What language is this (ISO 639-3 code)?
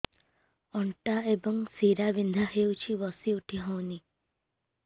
ori